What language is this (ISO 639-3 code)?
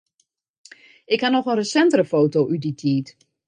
fry